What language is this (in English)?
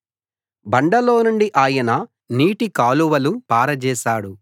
Telugu